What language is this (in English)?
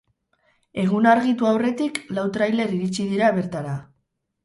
Basque